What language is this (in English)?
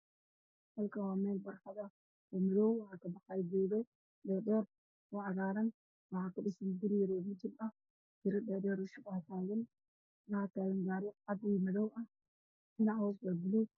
Somali